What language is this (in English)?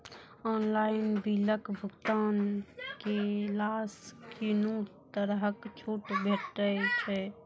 Maithili